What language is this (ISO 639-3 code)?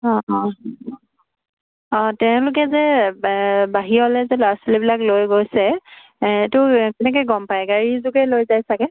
asm